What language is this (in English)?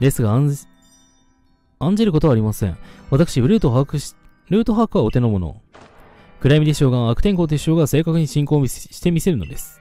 Japanese